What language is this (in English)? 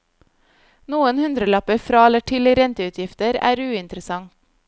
Norwegian